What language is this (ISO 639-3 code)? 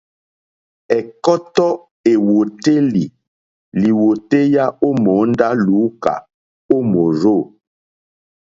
bri